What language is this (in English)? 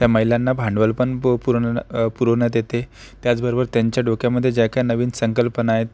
Marathi